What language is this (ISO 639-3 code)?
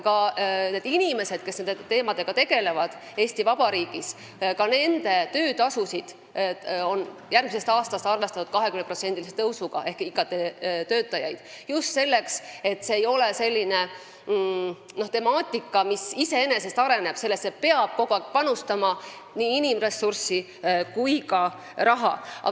est